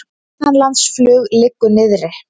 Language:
Icelandic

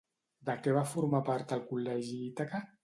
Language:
Catalan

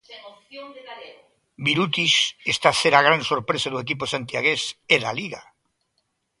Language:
Galician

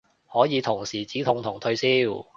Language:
Cantonese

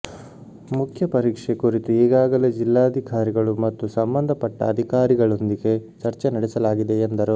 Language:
Kannada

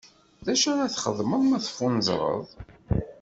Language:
Kabyle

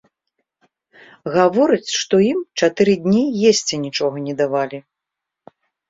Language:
Belarusian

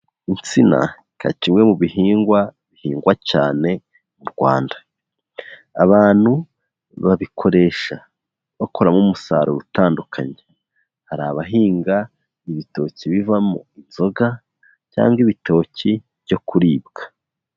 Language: Kinyarwanda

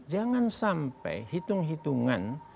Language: Indonesian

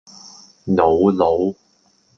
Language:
Cantonese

